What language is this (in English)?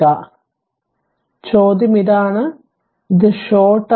Malayalam